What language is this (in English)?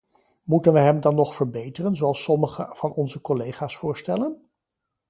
Dutch